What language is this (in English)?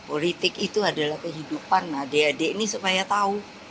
Indonesian